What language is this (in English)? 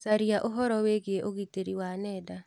Kikuyu